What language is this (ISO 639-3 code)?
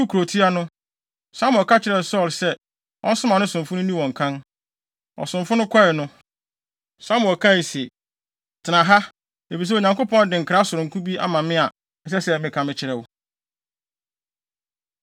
aka